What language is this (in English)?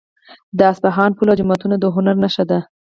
Pashto